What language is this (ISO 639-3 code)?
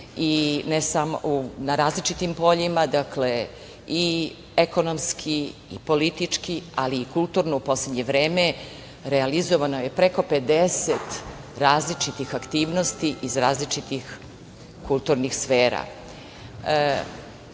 srp